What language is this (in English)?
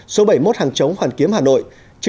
Vietnamese